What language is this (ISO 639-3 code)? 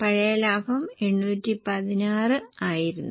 mal